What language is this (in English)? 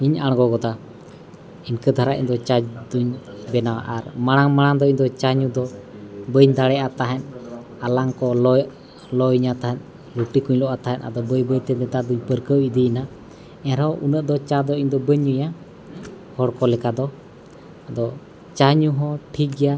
Santali